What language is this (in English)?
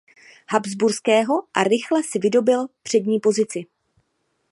Czech